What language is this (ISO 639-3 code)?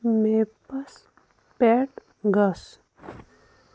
kas